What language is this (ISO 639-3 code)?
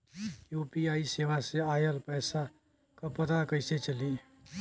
bho